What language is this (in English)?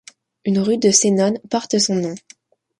French